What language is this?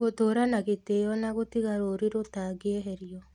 Kikuyu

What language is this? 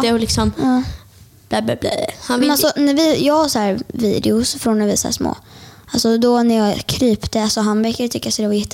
Swedish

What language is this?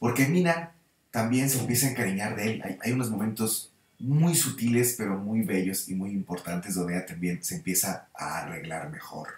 Spanish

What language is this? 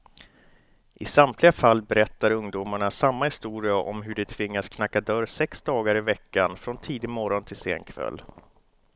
Swedish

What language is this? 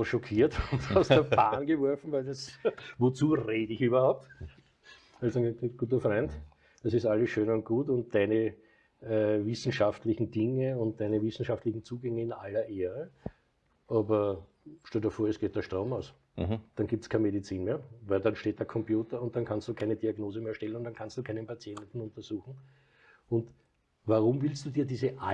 German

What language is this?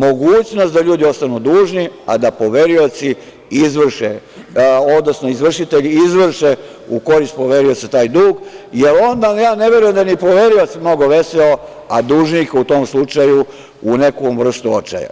Serbian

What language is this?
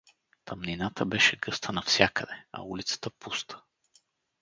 Bulgarian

